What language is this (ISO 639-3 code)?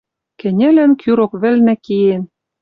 mrj